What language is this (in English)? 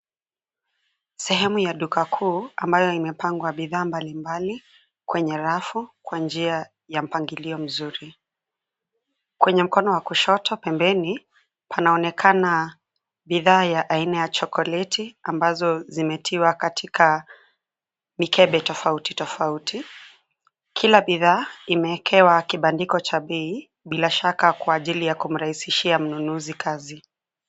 Swahili